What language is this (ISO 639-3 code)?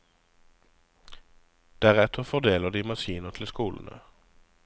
nor